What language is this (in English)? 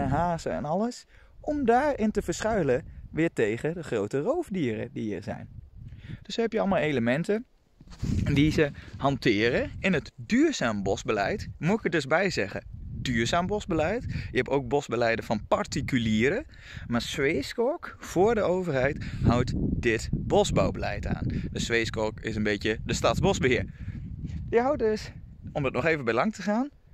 Dutch